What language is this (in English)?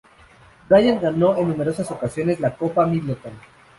Spanish